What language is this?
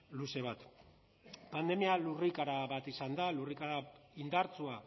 Basque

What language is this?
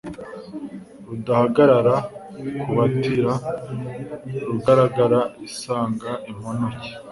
Kinyarwanda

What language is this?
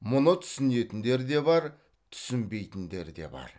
Kazakh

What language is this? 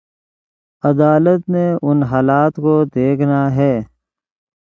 Urdu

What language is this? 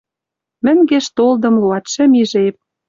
Western Mari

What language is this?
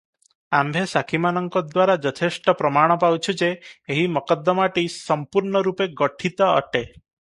Odia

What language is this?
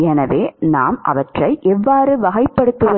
Tamil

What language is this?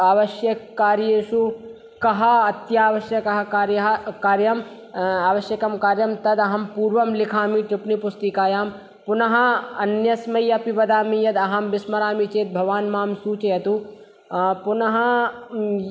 Sanskrit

